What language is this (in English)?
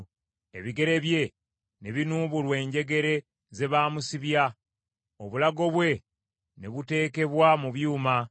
Ganda